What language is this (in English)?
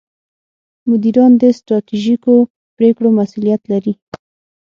Pashto